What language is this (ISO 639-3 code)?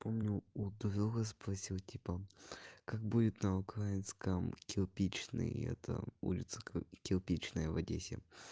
rus